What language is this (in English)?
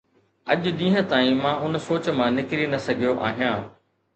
Sindhi